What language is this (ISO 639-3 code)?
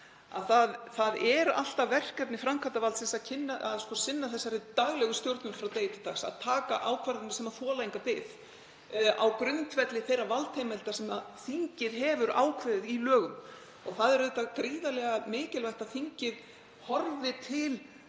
isl